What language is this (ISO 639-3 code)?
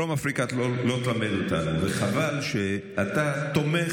heb